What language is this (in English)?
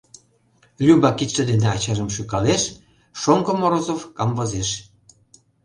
Mari